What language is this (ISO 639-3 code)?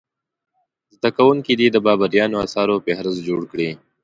pus